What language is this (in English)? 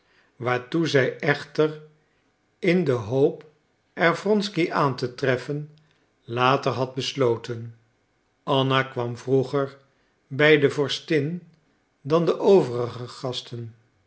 Dutch